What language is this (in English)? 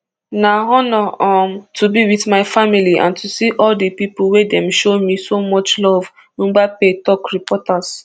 Nigerian Pidgin